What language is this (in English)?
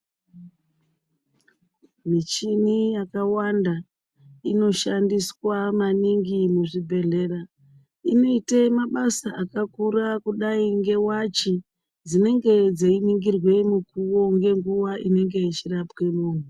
Ndau